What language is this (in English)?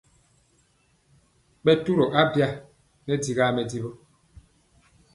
Mpiemo